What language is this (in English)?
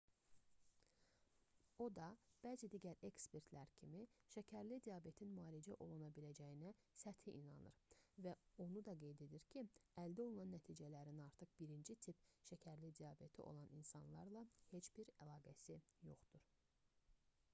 Azerbaijani